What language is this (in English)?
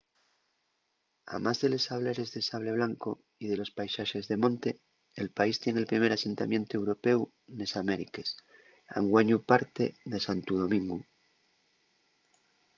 Asturian